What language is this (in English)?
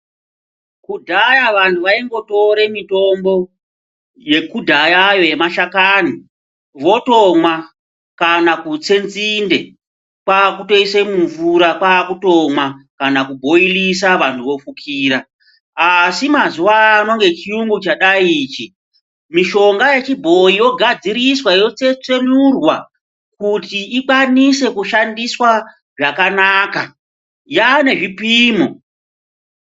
Ndau